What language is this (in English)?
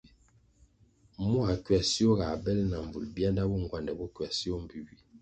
Kwasio